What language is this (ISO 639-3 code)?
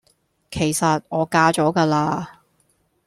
yue